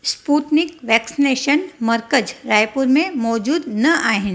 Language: Sindhi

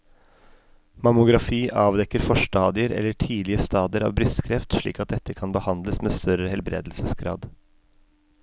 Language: Norwegian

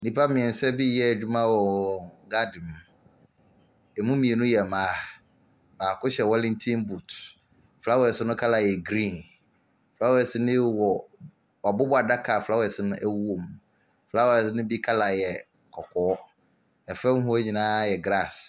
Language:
Akan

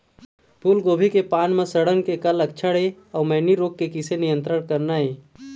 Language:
Chhattisgarhi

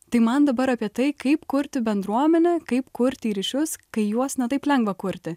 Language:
Lithuanian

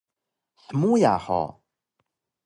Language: Taroko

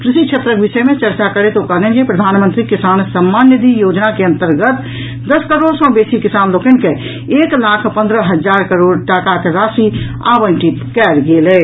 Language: Maithili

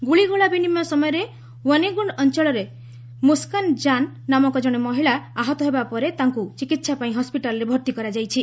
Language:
Odia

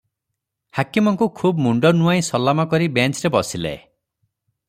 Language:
Odia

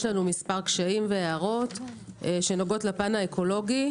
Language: Hebrew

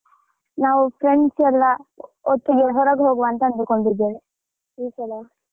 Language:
Kannada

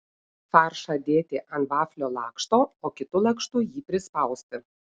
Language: Lithuanian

